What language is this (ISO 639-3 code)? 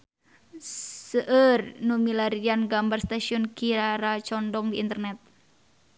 sun